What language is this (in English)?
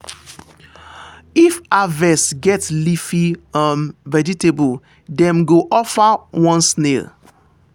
Nigerian Pidgin